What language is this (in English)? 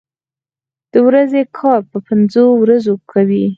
Pashto